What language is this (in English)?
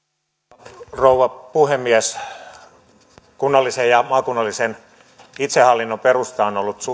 Finnish